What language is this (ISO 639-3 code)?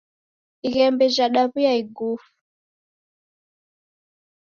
dav